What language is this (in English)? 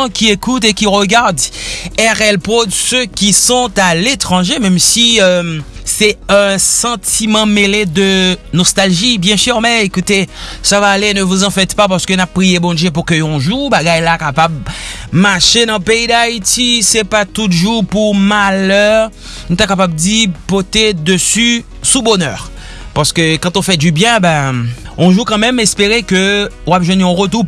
French